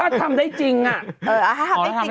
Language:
Thai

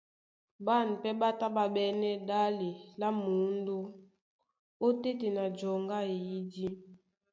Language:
Duala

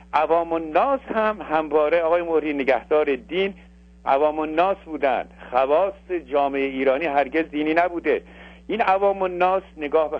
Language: Persian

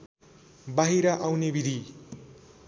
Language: Nepali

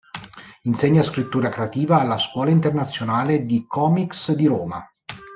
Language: Italian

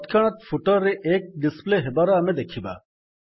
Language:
Odia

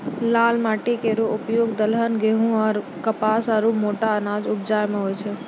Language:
Maithili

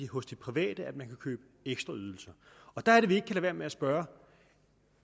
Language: Danish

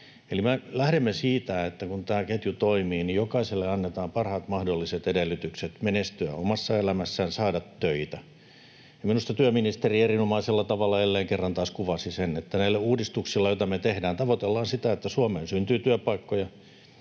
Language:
Finnish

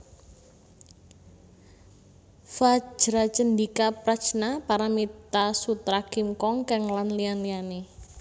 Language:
Javanese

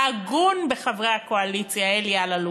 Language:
Hebrew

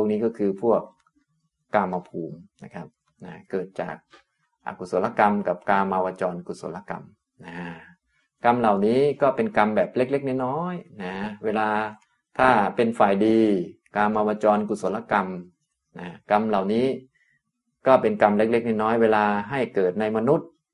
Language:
Thai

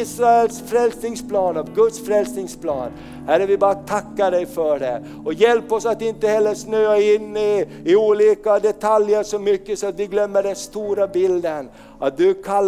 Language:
Swedish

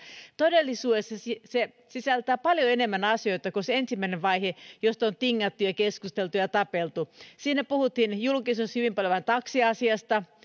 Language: Finnish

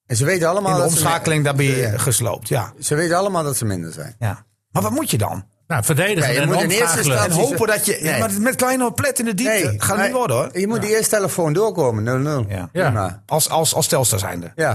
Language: Dutch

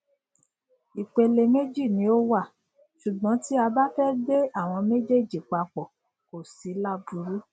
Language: Yoruba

